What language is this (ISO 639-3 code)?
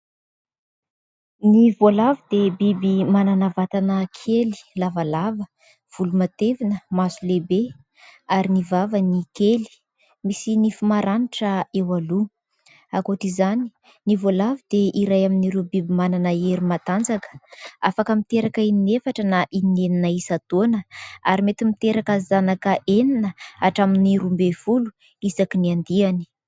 mlg